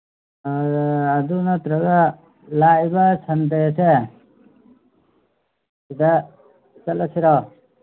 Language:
Manipuri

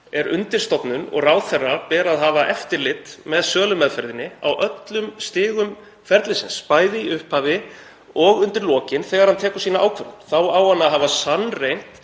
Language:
Icelandic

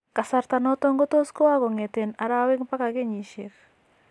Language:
Kalenjin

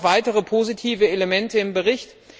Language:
German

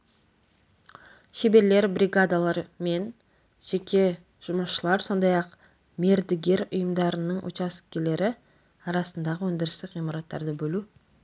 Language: Kazakh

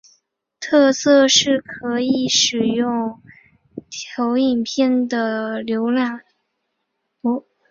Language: Chinese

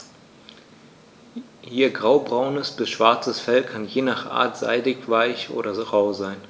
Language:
German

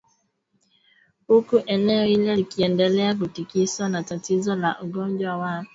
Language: Swahili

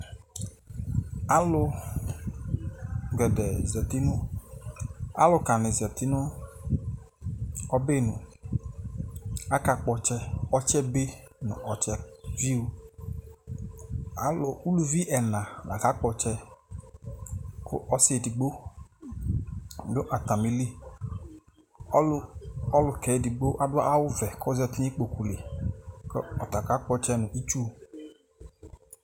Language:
Ikposo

